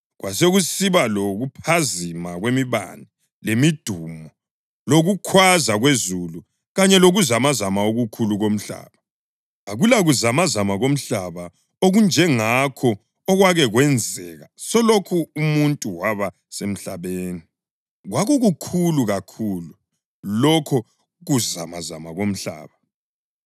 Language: North Ndebele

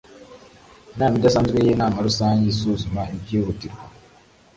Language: Kinyarwanda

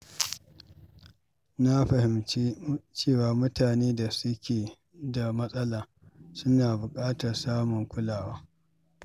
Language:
Hausa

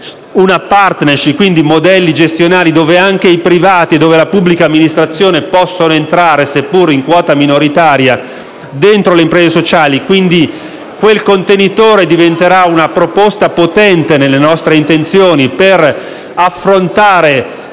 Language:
Italian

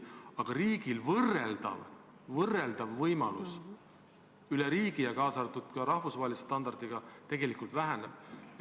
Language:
Estonian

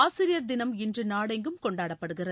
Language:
Tamil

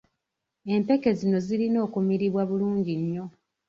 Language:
Ganda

